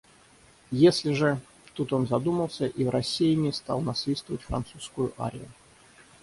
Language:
Russian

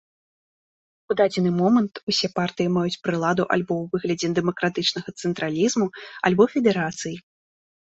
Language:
Belarusian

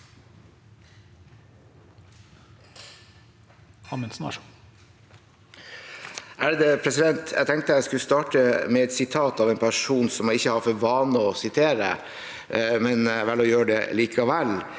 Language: Norwegian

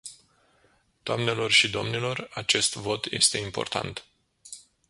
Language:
Romanian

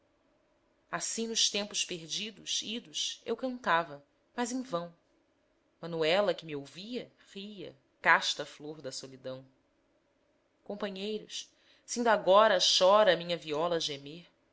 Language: Portuguese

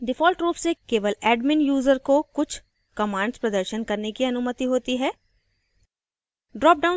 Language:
Hindi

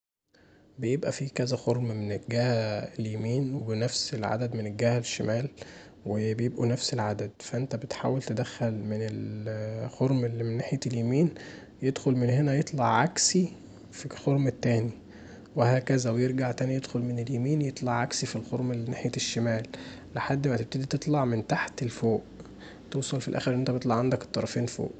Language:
Egyptian Arabic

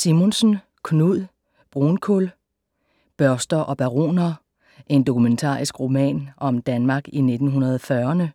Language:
Danish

